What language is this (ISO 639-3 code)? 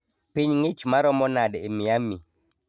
luo